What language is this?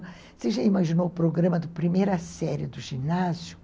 Portuguese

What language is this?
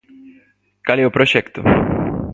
Galician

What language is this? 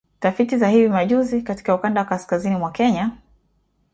Swahili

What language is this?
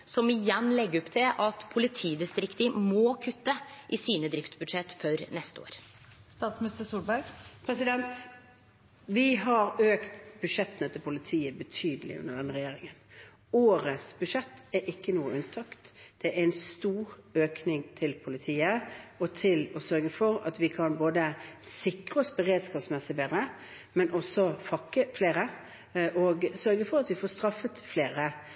Norwegian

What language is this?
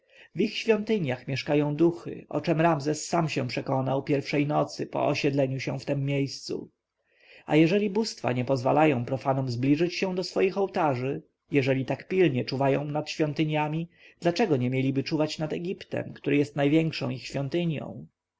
Polish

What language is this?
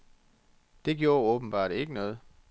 Danish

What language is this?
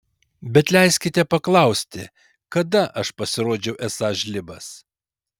Lithuanian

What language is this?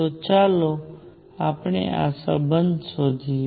Gujarati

